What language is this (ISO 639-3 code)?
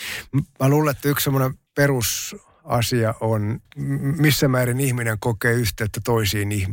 fin